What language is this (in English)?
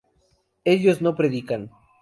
Spanish